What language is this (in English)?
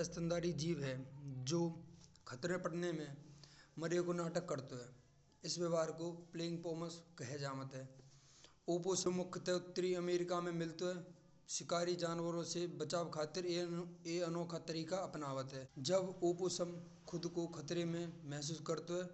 Braj